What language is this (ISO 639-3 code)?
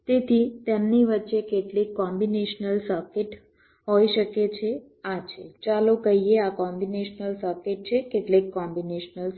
guj